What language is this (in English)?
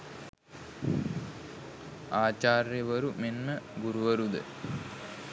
Sinhala